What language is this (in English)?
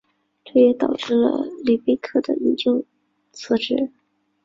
Chinese